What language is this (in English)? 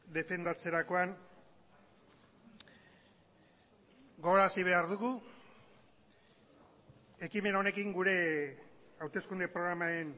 Basque